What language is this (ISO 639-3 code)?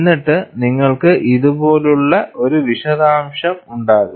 mal